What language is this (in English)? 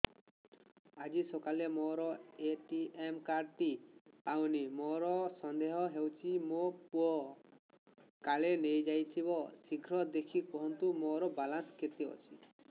Odia